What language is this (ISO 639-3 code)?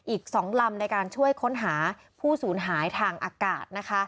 tha